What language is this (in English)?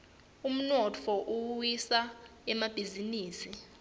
Swati